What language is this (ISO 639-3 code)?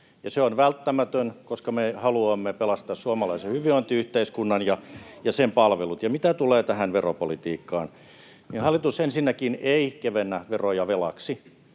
fin